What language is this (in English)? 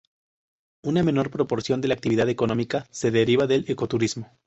Spanish